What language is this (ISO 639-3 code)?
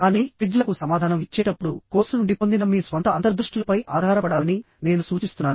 tel